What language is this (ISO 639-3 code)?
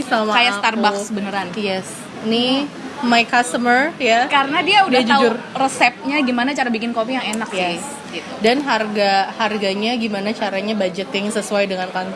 ind